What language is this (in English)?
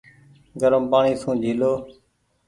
Goaria